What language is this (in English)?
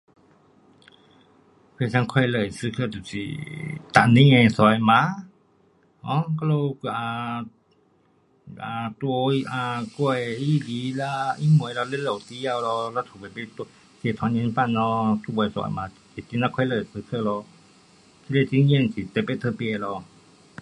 Pu-Xian Chinese